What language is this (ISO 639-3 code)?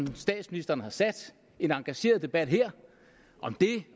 dan